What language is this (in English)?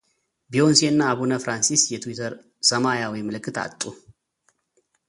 Amharic